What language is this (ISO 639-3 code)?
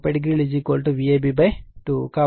tel